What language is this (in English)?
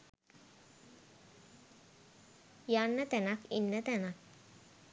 Sinhala